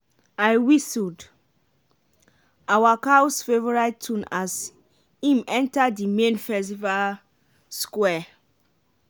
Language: Nigerian Pidgin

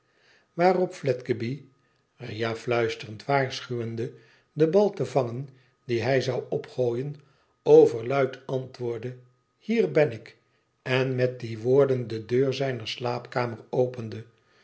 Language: Dutch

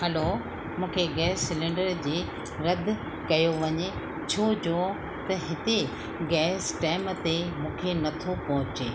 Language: Sindhi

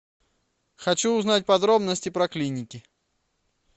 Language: Russian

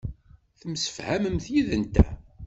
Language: Kabyle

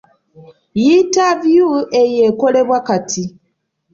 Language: Ganda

